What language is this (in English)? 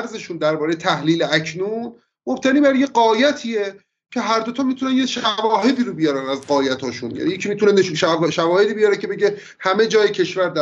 Persian